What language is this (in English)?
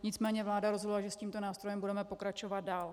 Czech